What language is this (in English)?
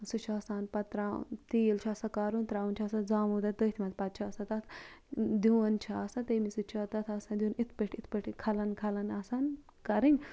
Kashmiri